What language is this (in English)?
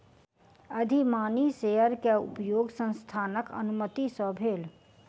Maithili